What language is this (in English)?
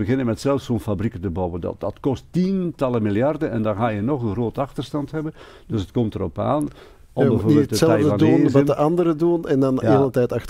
Dutch